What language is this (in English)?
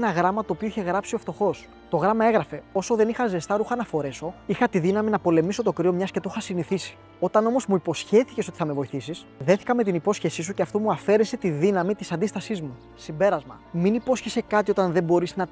Greek